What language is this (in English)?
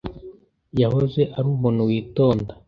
Kinyarwanda